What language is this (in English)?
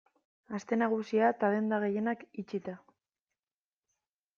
Basque